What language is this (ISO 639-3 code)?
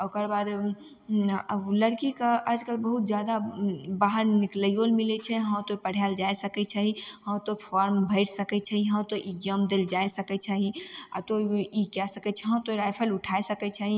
mai